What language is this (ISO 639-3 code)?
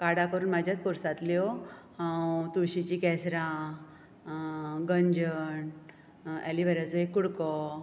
kok